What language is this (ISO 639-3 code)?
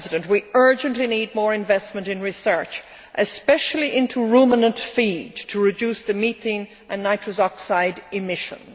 eng